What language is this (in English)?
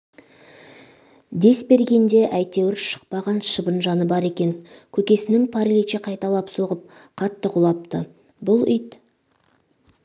Kazakh